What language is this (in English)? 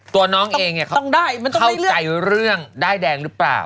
Thai